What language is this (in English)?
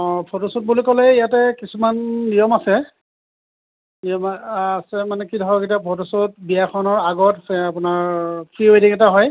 Assamese